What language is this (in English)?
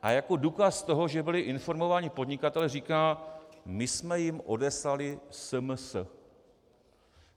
Czech